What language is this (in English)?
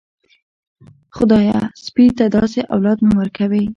Pashto